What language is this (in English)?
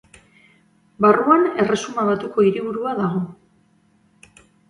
Basque